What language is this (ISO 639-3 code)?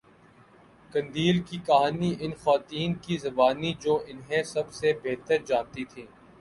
urd